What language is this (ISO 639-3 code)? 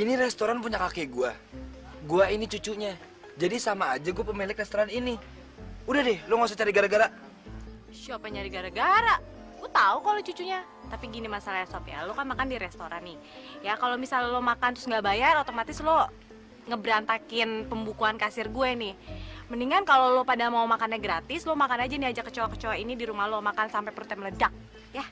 ind